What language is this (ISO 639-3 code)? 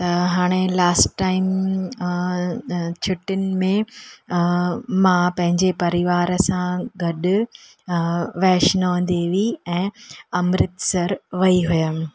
snd